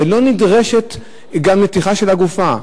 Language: Hebrew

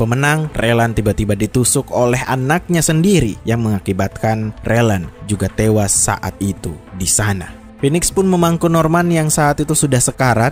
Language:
Indonesian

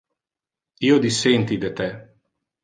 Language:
Interlingua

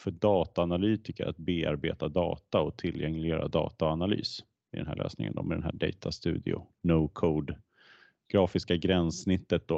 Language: Swedish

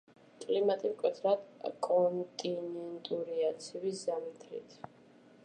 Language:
Georgian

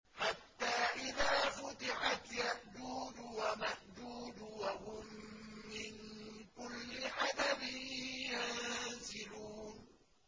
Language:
Arabic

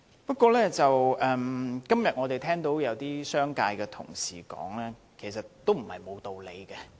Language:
Cantonese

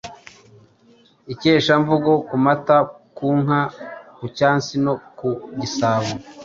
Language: Kinyarwanda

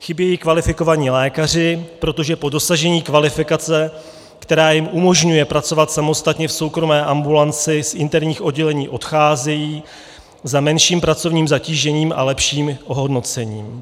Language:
Czech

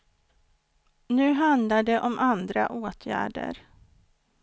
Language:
Swedish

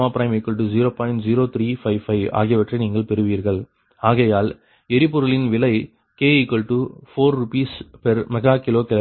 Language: Tamil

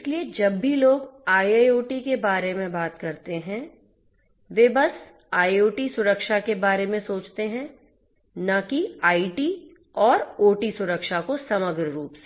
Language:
Hindi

